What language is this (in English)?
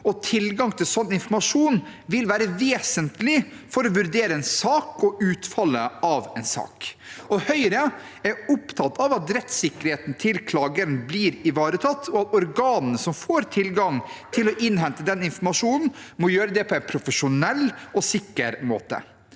Norwegian